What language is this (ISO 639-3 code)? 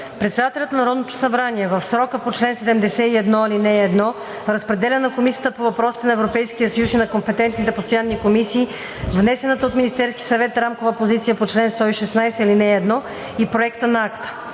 bul